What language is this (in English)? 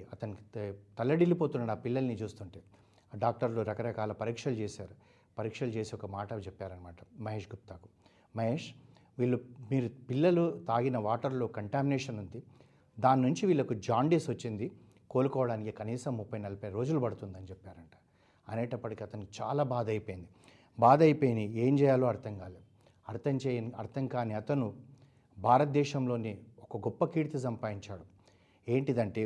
Telugu